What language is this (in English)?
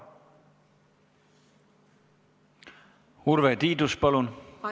Estonian